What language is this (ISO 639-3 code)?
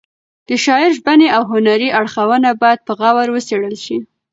pus